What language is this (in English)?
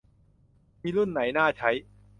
Thai